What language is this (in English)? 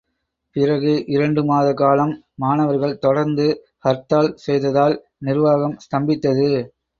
Tamil